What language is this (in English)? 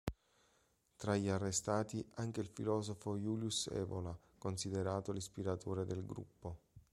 Italian